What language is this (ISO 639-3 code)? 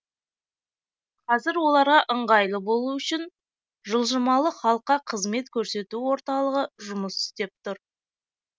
kaz